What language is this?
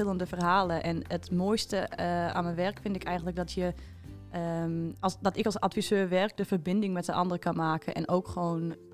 Dutch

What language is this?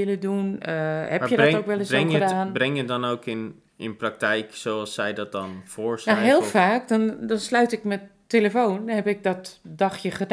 Dutch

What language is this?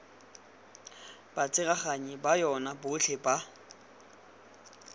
Tswana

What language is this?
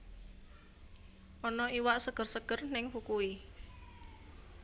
Javanese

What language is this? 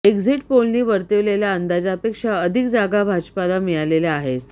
Marathi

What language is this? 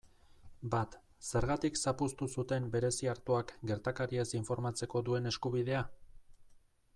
Basque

